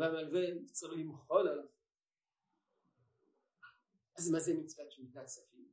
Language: Hebrew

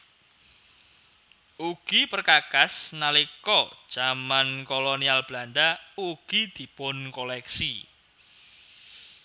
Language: Javanese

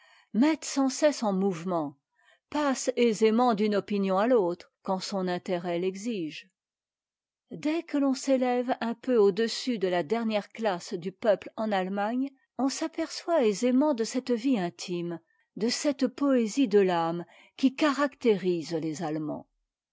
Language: French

